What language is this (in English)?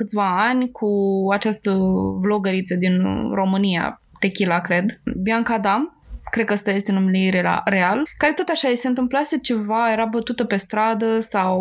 Romanian